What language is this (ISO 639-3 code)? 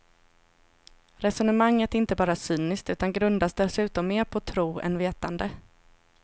swe